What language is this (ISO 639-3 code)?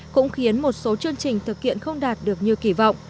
vie